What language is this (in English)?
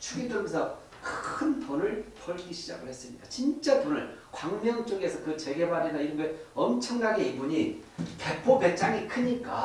Korean